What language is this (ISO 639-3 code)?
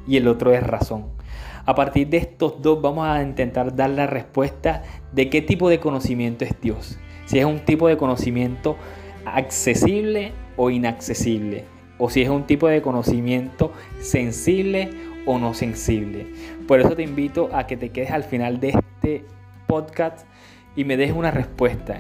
spa